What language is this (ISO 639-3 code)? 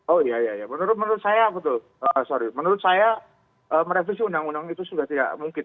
ind